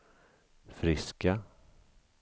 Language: Swedish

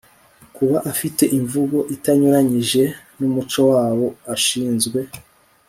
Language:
Kinyarwanda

